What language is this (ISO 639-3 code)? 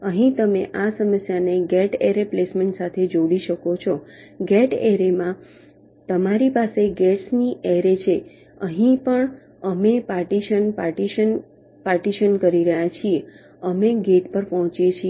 guj